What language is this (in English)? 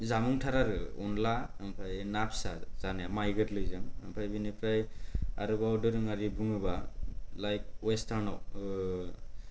Bodo